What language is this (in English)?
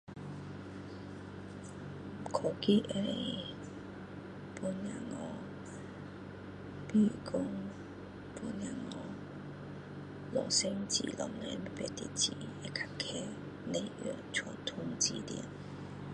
Min Dong Chinese